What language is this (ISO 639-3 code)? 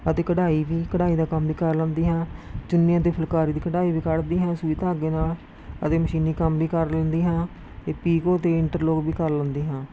pan